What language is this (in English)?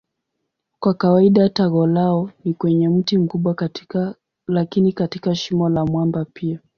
Swahili